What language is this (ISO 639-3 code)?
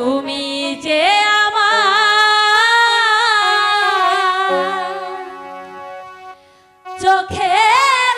ben